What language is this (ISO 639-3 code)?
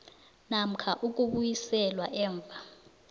nbl